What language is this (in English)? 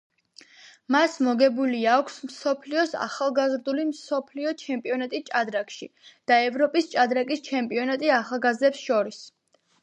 Georgian